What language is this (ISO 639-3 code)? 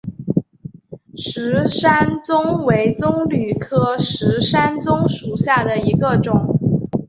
zho